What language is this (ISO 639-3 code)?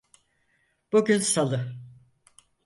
tur